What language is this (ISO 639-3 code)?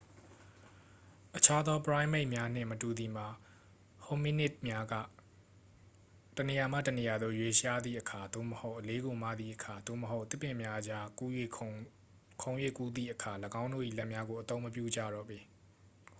mya